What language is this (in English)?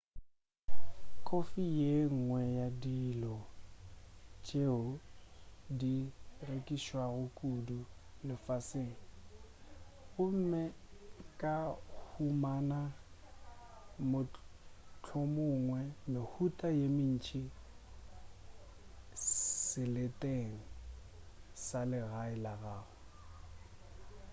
Northern Sotho